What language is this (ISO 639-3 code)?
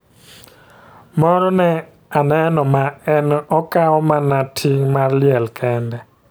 luo